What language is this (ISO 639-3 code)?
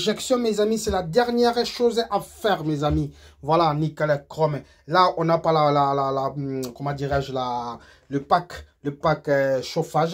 fra